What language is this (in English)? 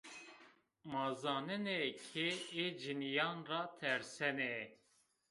Zaza